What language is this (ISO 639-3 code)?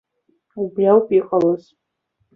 abk